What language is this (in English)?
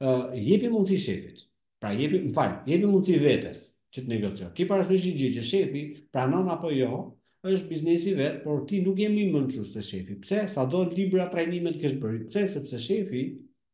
Romanian